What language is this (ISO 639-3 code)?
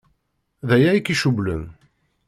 kab